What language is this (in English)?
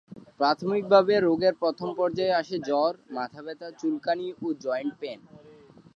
Bangla